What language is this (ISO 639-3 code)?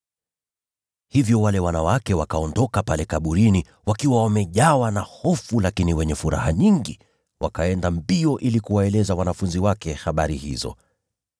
swa